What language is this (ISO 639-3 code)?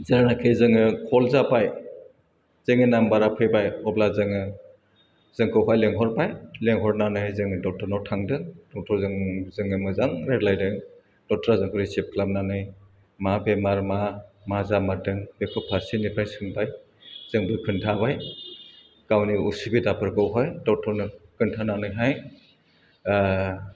brx